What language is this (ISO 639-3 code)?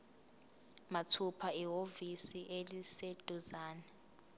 zul